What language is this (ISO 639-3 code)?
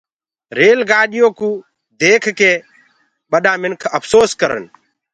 ggg